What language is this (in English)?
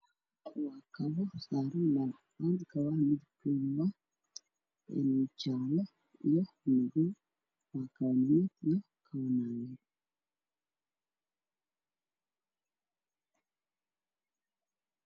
Somali